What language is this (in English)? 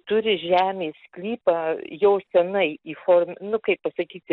Lithuanian